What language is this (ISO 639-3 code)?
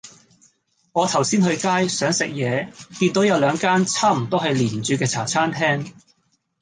yue